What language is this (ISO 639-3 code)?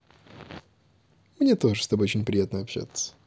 rus